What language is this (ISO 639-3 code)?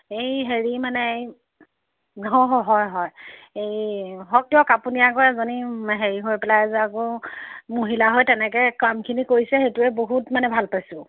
asm